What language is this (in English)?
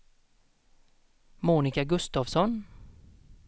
Swedish